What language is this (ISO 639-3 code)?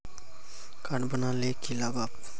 mag